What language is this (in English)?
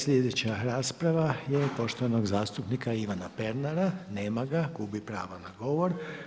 Croatian